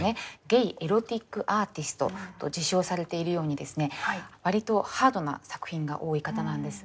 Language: Japanese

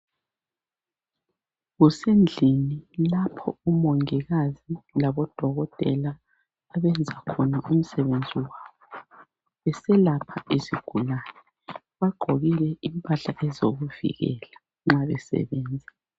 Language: North Ndebele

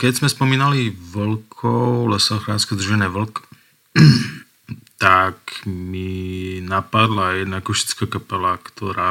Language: Slovak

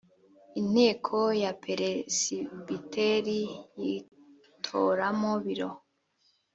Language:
Kinyarwanda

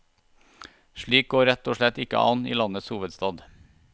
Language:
Norwegian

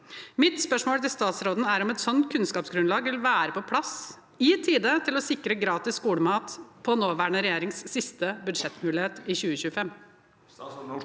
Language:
Norwegian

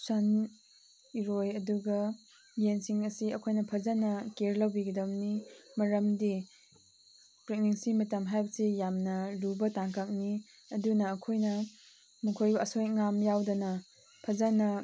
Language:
Manipuri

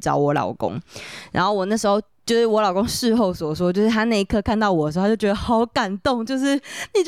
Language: Chinese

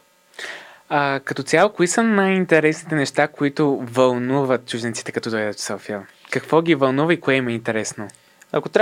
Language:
Bulgarian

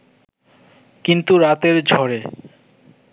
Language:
Bangla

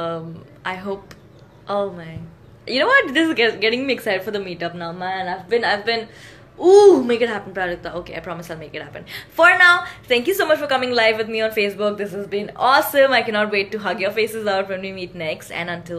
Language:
English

